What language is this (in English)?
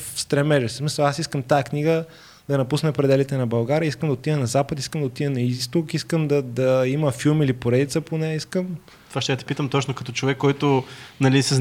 Bulgarian